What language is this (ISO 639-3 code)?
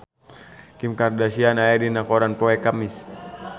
sun